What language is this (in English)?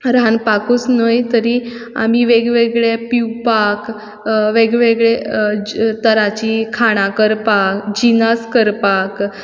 Konkani